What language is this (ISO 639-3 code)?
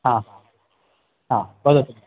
san